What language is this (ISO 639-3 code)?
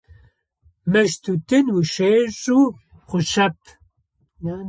ady